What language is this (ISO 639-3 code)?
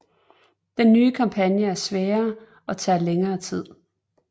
dan